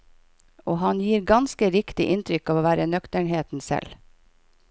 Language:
Norwegian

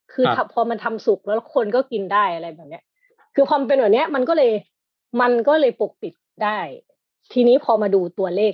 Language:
Thai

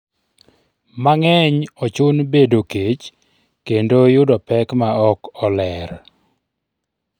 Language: Luo (Kenya and Tanzania)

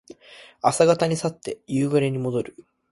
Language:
Japanese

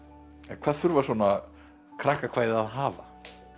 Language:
Icelandic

